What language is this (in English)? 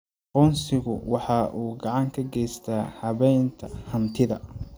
Somali